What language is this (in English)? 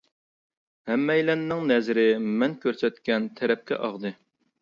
Uyghur